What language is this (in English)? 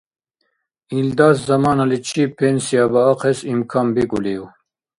Dargwa